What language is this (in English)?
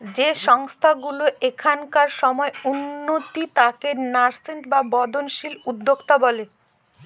Bangla